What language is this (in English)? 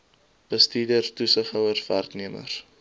Afrikaans